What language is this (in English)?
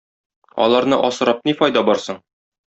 Tatar